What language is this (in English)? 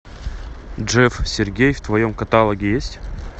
Russian